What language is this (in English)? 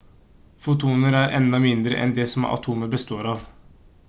Norwegian Bokmål